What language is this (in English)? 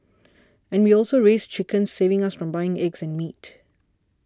English